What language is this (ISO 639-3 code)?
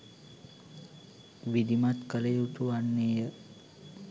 sin